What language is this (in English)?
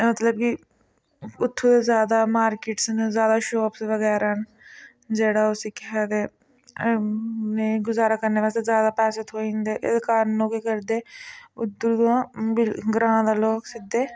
Dogri